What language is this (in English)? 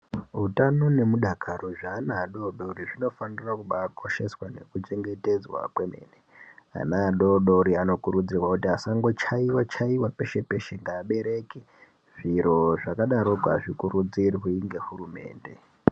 Ndau